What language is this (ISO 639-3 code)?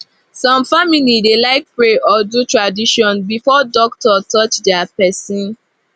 pcm